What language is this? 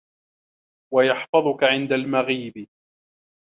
Arabic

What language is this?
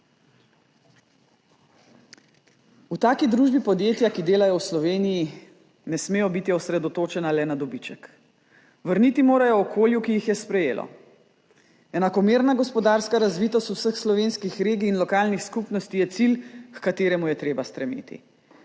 Slovenian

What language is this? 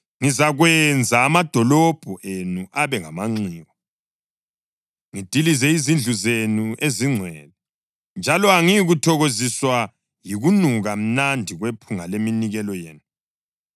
North Ndebele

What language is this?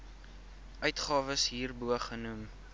Afrikaans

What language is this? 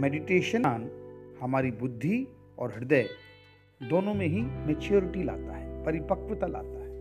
Hindi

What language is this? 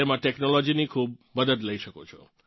Gujarati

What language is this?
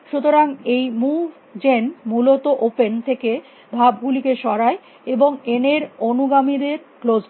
Bangla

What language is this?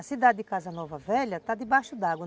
Portuguese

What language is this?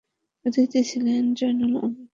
Bangla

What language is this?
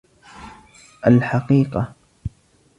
Arabic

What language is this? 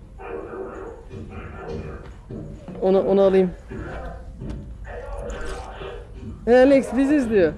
Turkish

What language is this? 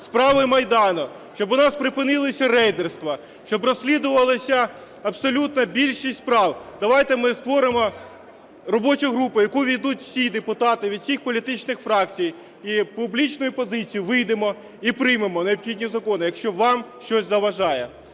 Ukrainian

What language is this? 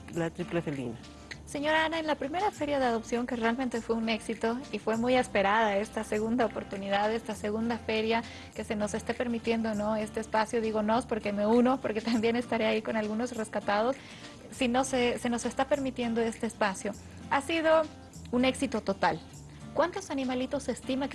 Spanish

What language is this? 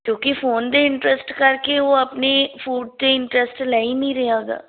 Punjabi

